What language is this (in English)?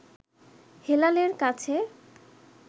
Bangla